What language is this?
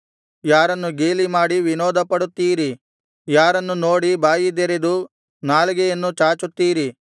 Kannada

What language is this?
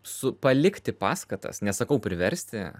Lithuanian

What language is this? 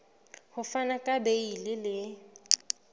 Southern Sotho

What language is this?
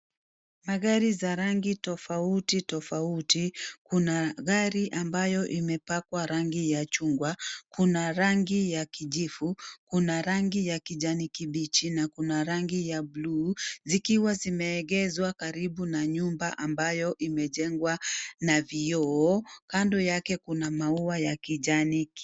Swahili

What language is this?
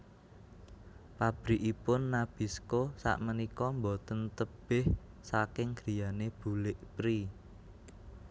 Javanese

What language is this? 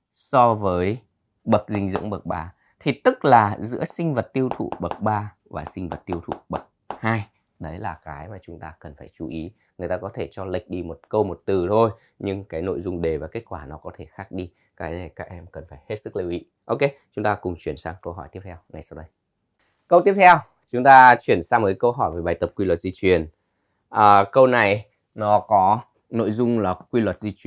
Vietnamese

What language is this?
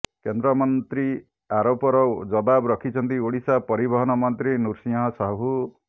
Odia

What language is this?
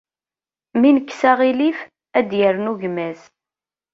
Kabyle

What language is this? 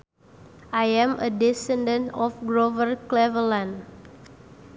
Sundanese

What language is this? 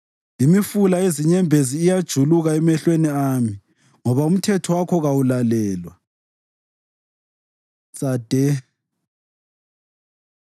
North Ndebele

